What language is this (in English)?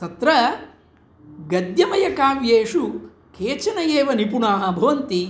Sanskrit